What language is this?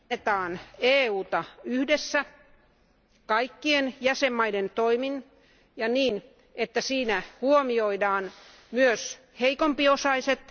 Finnish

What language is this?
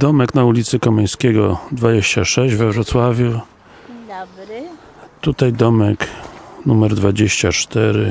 Polish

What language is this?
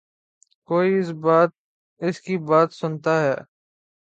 Urdu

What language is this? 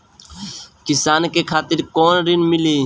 Bhojpuri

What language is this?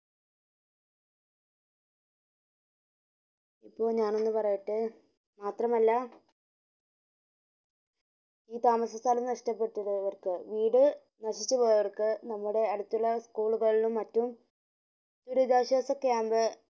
Malayalam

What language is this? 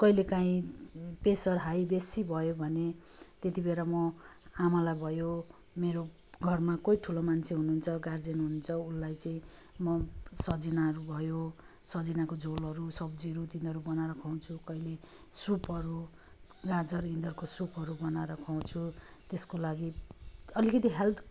Nepali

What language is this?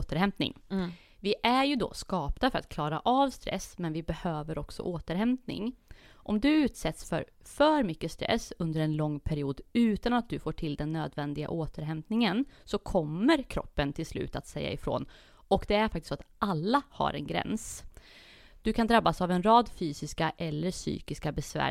Swedish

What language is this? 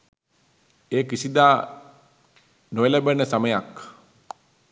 Sinhala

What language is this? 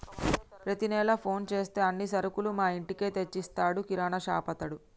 Telugu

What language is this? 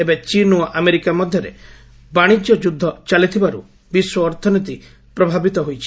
Odia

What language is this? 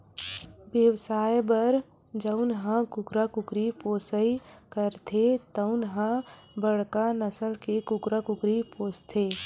Chhattisgarhi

